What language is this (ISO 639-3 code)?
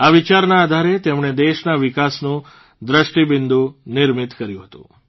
guj